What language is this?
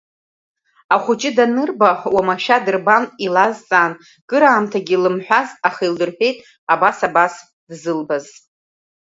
Abkhazian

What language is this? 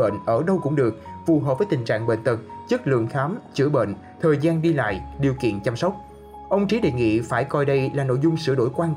Vietnamese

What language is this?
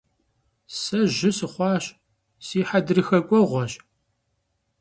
Kabardian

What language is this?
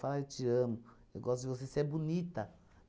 Portuguese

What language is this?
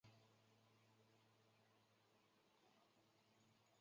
Chinese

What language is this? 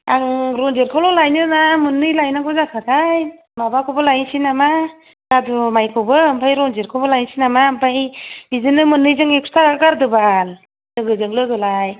Bodo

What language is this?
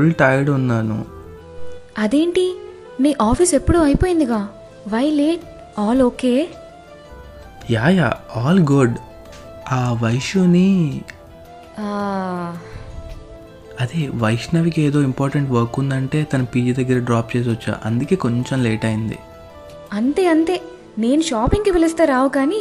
Telugu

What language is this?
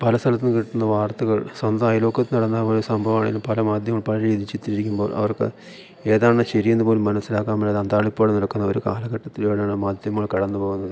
Malayalam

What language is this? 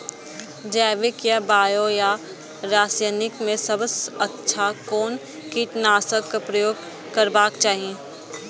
Maithili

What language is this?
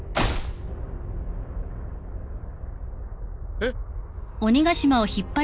Japanese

